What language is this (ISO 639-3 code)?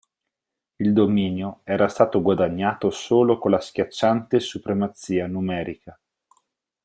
ita